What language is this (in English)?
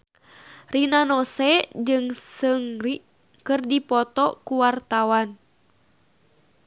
Sundanese